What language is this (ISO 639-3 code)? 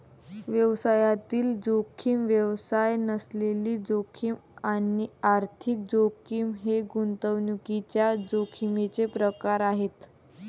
mar